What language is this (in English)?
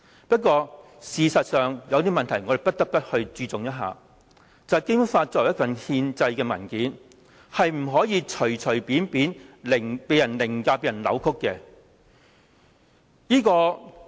Cantonese